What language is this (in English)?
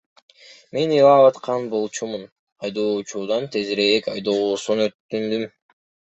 Kyrgyz